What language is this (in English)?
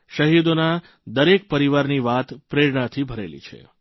Gujarati